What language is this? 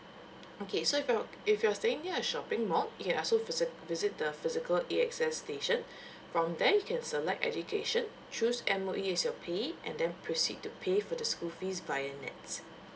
English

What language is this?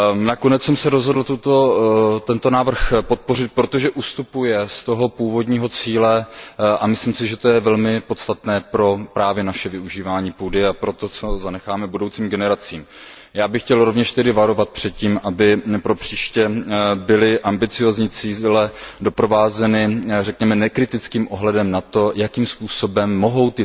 Czech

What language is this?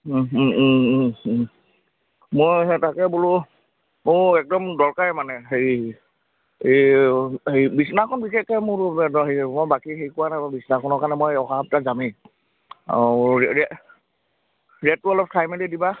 Assamese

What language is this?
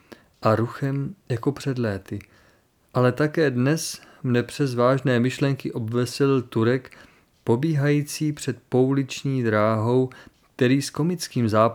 Czech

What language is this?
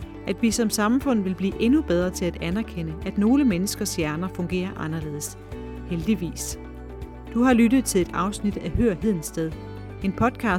Danish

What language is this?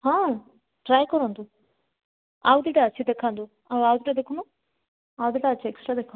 Odia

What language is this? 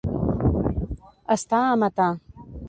Catalan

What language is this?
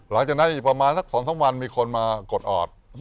Thai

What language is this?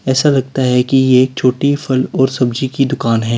Hindi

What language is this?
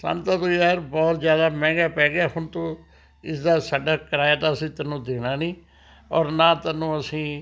Punjabi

